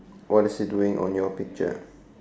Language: English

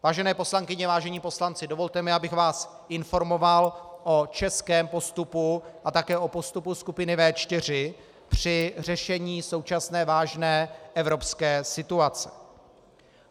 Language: Czech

